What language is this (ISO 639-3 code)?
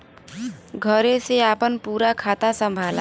bho